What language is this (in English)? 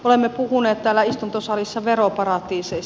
Finnish